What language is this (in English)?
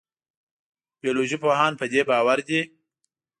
Pashto